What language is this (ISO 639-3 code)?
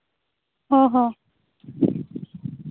sat